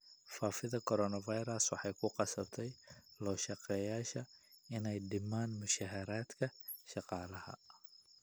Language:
Somali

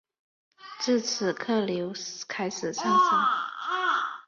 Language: Chinese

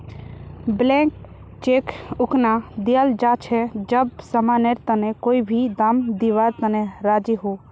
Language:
Magahi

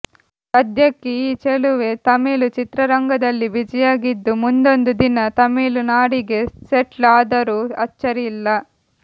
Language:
Kannada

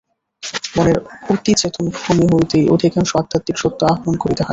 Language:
Bangla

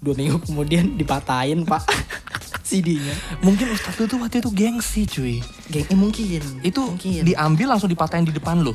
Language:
Indonesian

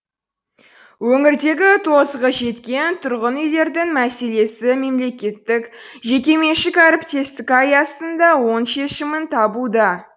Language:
Kazakh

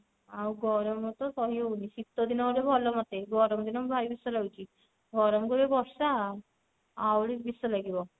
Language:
Odia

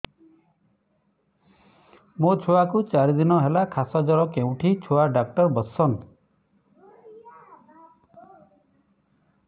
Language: Odia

